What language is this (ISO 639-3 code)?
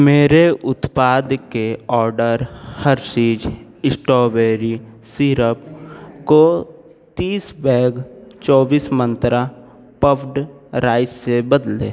hin